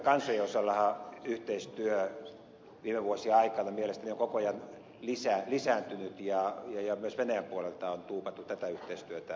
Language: Finnish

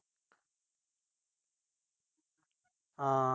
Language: Punjabi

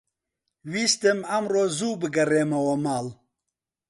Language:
Central Kurdish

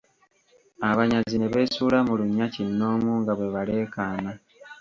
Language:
Ganda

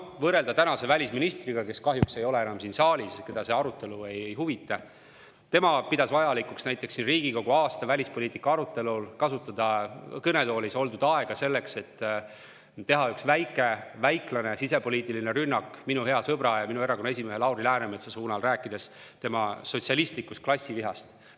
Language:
Estonian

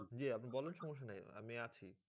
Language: Bangla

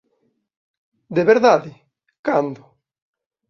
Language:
Galician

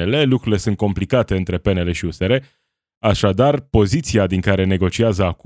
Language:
Romanian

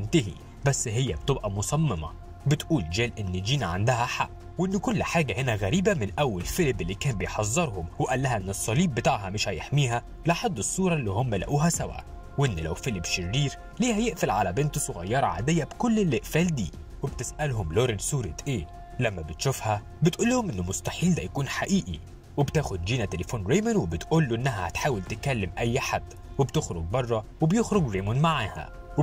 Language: Arabic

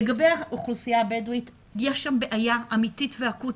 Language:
Hebrew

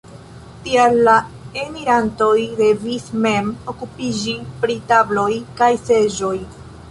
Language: Esperanto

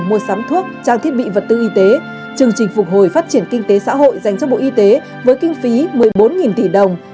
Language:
Vietnamese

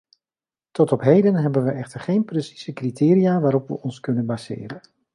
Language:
Dutch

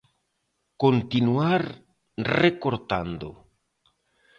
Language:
Galician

